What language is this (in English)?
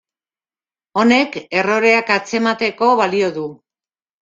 Basque